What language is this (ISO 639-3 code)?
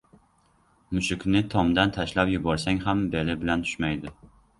uzb